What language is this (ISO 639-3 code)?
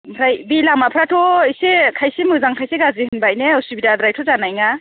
brx